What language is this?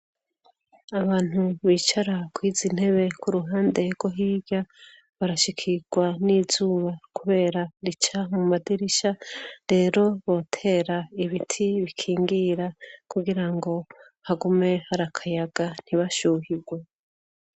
Rundi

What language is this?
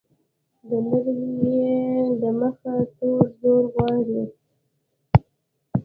Pashto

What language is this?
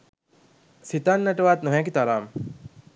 Sinhala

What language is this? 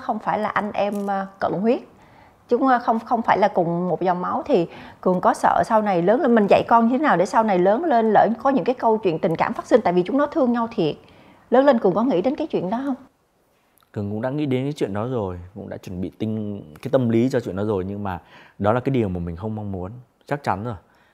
Vietnamese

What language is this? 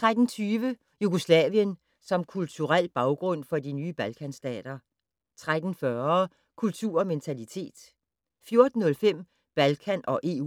Danish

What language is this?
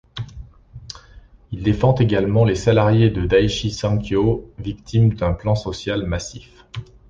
French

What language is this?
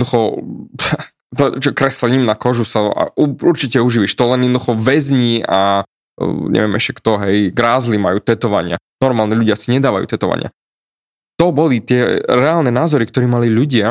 Slovak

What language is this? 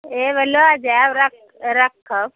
Maithili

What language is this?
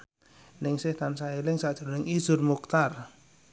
Javanese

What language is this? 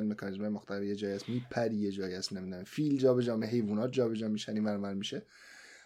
Persian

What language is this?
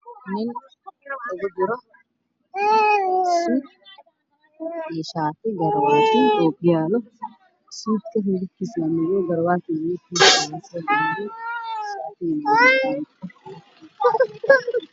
Somali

